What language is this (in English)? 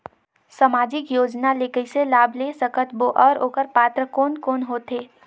Chhattisgarhi